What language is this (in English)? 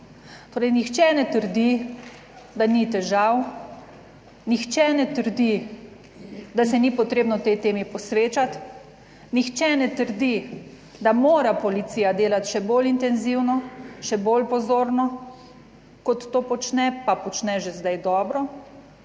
Slovenian